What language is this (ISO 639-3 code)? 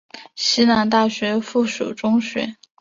zho